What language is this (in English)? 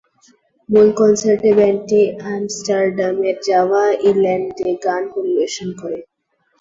Bangla